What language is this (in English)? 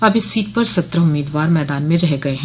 Hindi